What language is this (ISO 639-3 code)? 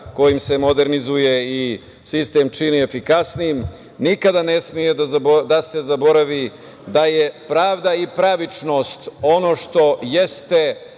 srp